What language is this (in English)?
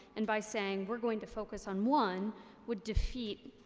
English